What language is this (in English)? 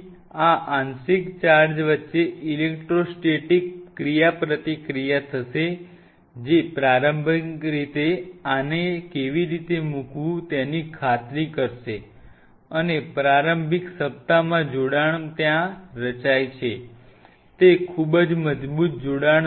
Gujarati